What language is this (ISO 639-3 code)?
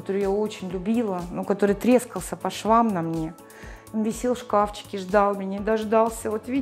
rus